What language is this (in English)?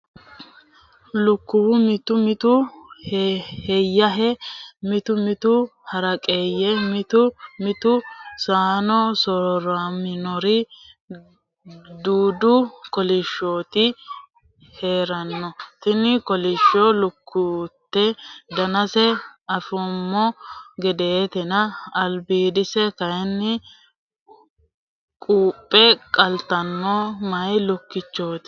Sidamo